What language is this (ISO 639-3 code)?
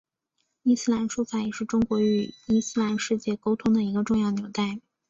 zho